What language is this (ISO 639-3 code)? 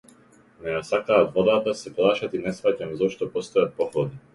mkd